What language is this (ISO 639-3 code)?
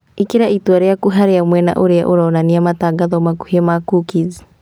kik